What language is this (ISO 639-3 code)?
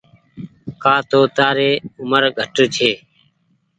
gig